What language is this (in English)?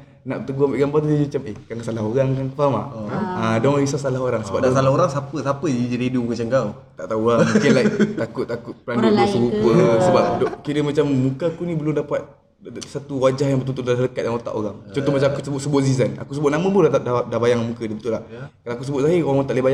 Malay